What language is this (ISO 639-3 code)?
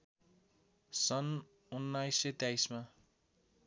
nep